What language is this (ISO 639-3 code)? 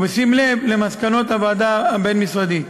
heb